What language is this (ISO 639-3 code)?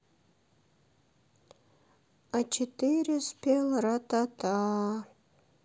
rus